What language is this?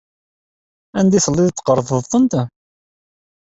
Kabyle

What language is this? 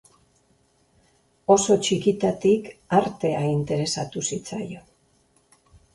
Basque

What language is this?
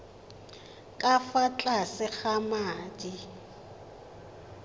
Tswana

